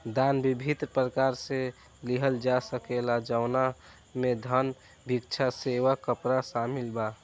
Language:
Bhojpuri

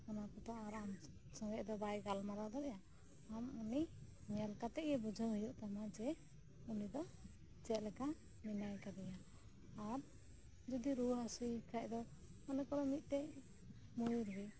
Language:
Santali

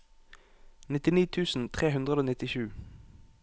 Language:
Norwegian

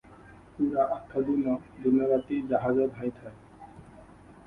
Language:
Odia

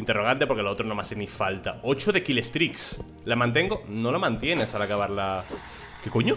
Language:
Spanish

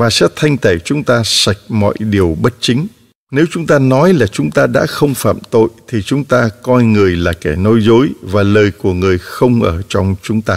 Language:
Vietnamese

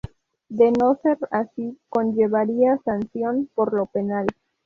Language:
Spanish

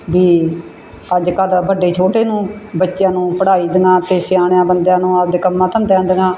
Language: Punjabi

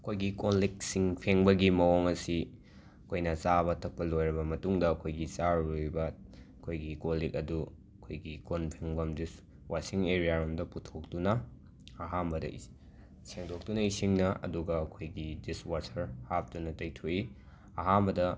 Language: Manipuri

